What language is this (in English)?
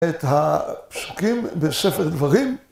Hebrew